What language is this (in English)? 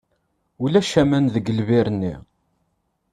Kabyle